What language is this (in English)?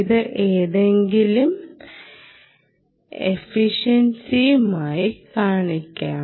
Malayalam